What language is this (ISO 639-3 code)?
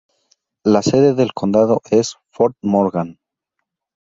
spa